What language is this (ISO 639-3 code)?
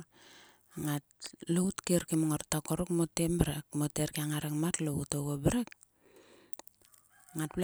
sua